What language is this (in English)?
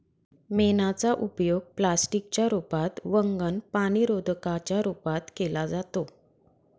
Marathi